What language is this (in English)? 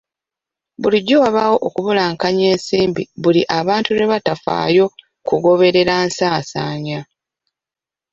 Ganda